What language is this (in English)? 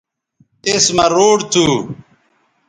Bateri